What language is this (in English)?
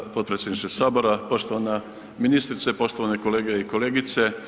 Croatian